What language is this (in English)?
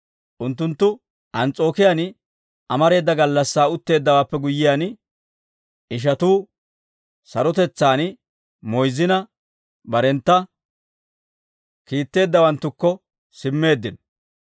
Dawro